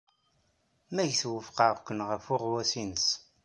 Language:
Kabyle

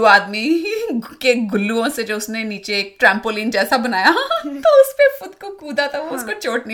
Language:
Hindi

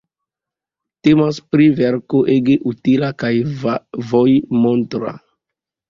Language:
Esperanto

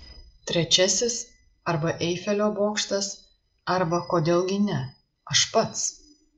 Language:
Lithuanian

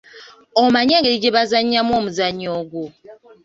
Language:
Ganda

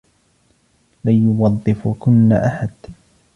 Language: Arabic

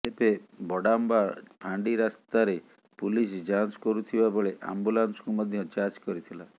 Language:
Odia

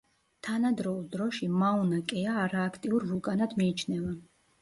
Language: Georgian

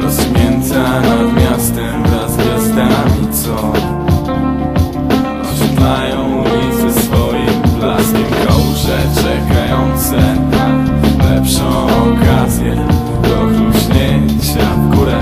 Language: Czech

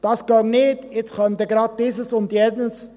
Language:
Swiss German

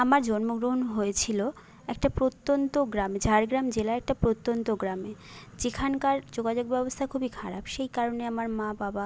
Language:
Bangla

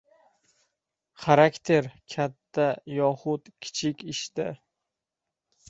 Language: Uzbek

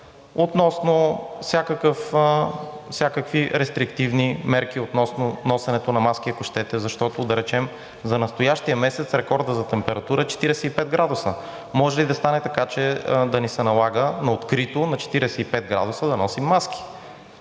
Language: Bulgarian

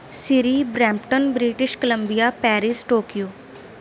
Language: Punjabi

